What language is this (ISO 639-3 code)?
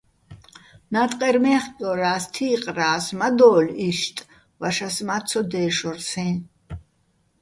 bbl